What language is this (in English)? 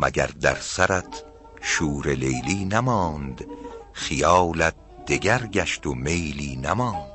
Persian